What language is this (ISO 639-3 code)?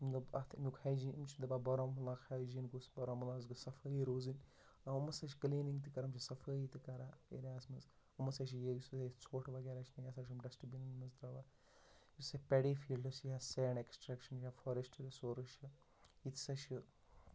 kas